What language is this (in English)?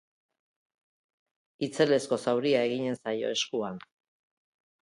Basque